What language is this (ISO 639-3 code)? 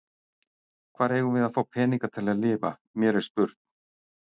isl